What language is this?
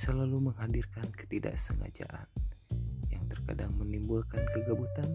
Malay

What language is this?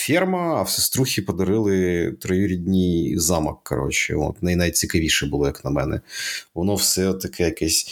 Ukrainian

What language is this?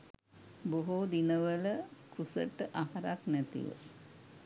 Sinhala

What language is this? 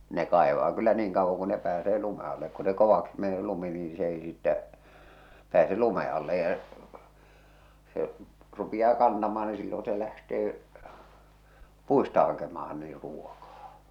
Finnish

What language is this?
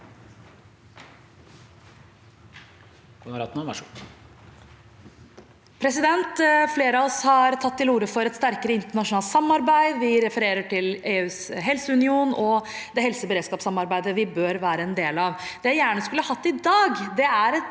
Norwegian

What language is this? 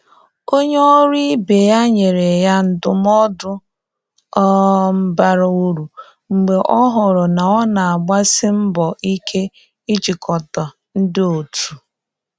Igbo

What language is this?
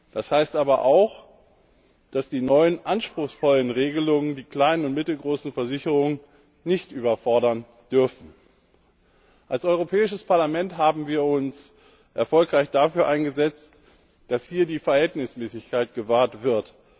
German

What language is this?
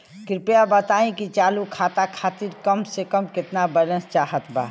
Bhojpuri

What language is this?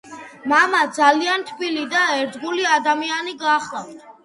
Georgian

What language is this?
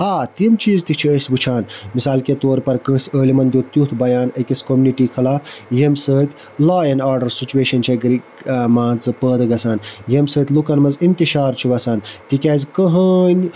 Kashmiri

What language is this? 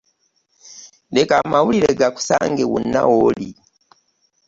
Ganda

